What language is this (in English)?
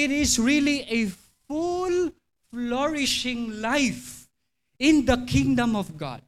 Filipino